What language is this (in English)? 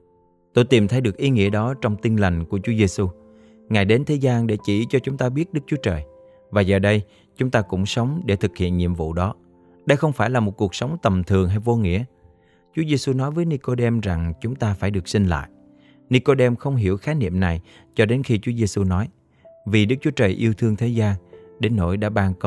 Vietnamese